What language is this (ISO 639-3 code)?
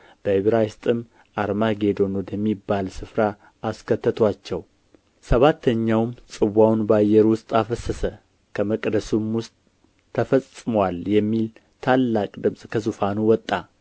amh